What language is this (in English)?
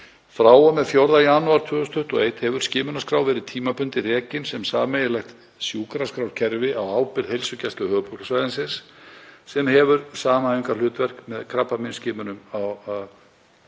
Icelandic